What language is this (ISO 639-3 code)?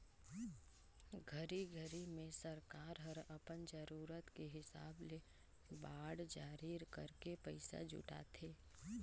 hne